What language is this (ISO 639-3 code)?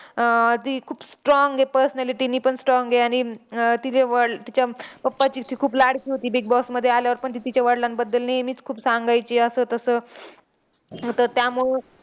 mar